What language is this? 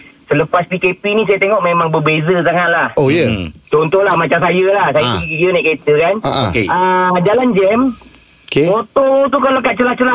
Malay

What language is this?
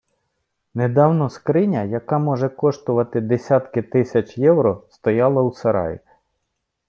Ukrainian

